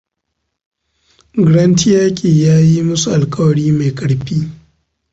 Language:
Hausa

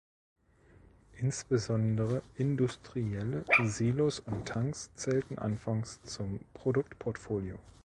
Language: German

